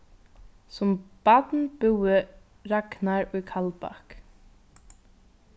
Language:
Faroese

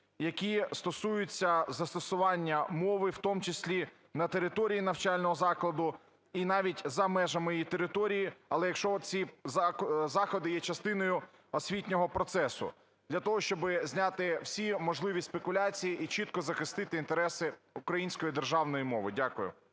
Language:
Ukrainian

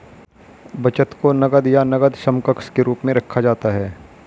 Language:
Hindi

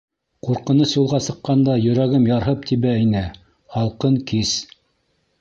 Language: Bashkir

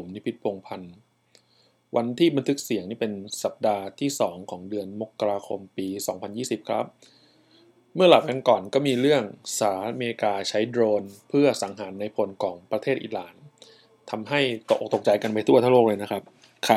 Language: Thai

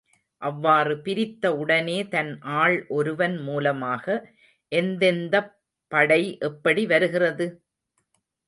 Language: Tamil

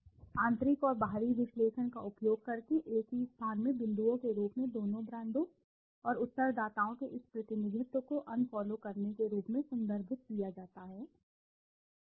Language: Hindi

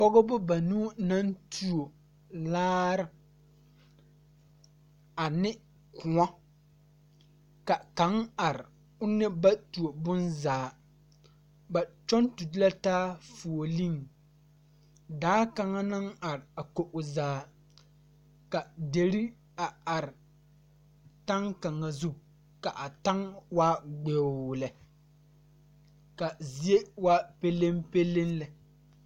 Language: Southern Dagaare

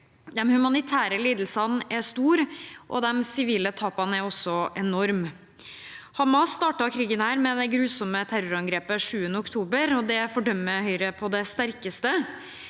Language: Norwegian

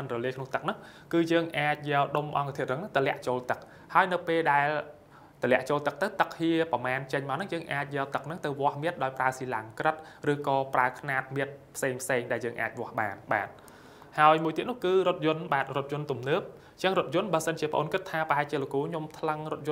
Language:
Vietnamese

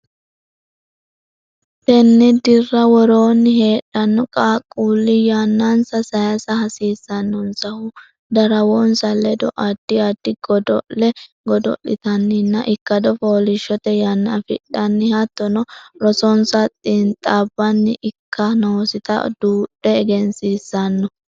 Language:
Sidamo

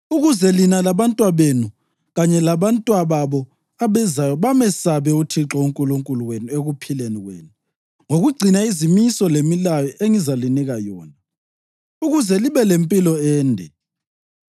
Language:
North Ndebele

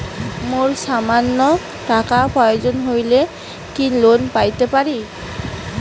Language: Bangla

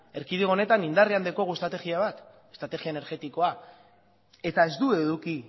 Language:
Basque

